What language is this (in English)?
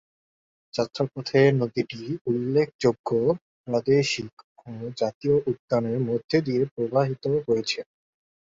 Bangla